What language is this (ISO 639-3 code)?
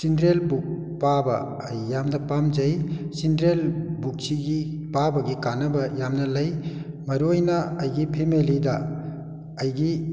mni